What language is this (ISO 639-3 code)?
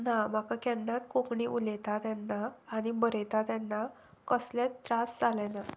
kok